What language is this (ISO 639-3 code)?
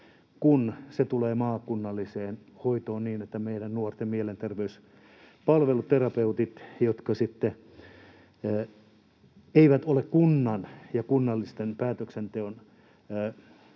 fin